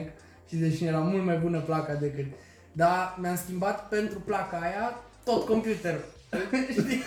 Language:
Romanian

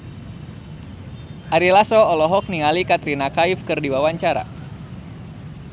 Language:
Sundanese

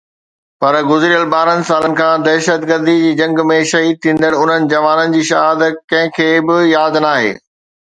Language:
Sindhi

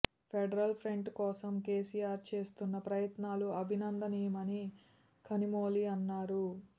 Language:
Telugu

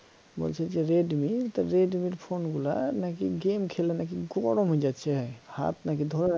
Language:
Bangla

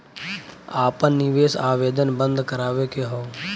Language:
Bhojpuri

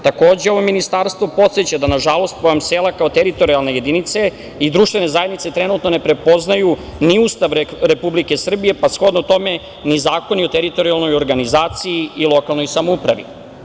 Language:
Serbian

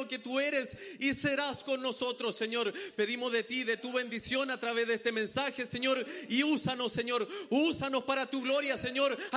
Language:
Spanish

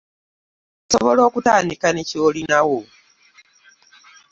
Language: Ganda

